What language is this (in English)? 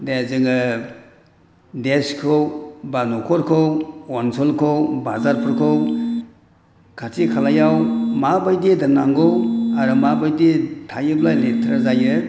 Bodo